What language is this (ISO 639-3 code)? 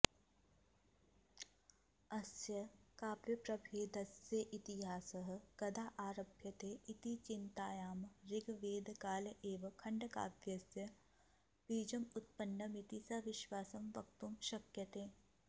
san